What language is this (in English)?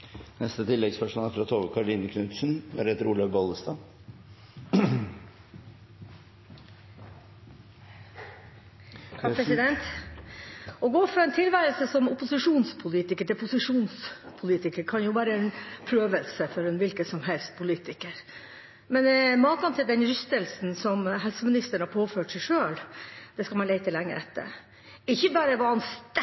Norwegian